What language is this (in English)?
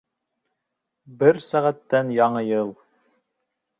Bashkir